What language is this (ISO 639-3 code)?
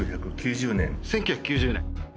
jpn